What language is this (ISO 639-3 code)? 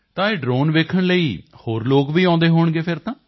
pan